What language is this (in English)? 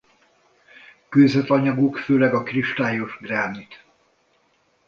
Hungarian